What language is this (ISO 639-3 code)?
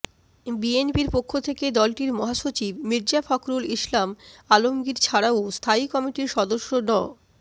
ben